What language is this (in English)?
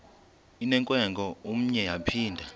Xhosa